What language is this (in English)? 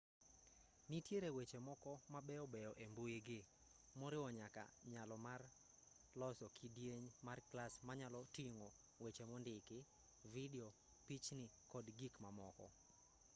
Luo (Kenya and Tanzania)